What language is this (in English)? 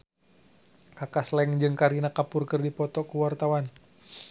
Sundanese